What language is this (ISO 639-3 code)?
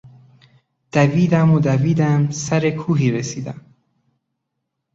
fas